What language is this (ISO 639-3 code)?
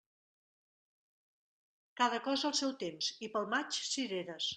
cat